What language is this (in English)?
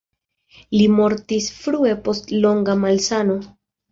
Esperanto